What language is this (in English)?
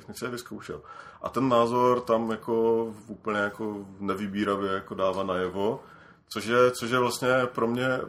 Czech